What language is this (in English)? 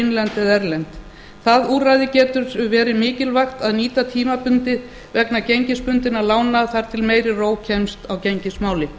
Icelandic